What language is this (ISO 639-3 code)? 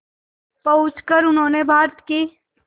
hin